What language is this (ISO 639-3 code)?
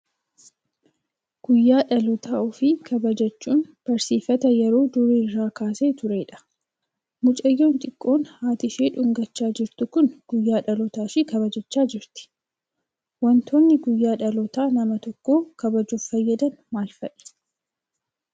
orm